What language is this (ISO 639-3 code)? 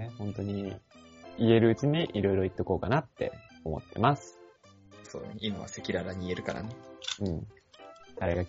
jpn